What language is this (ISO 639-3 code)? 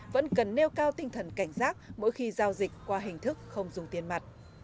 vie